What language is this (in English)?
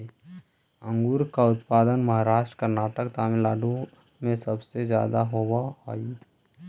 Magahi